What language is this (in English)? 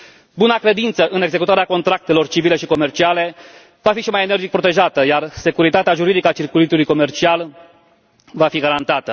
Romanian